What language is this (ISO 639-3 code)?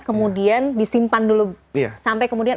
ind